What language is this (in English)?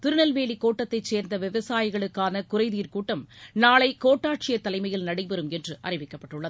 Tamil